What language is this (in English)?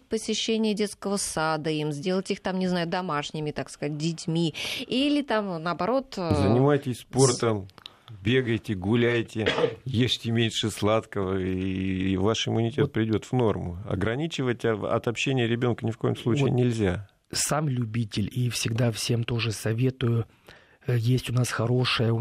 Russian